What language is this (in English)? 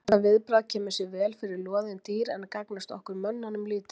Icelandic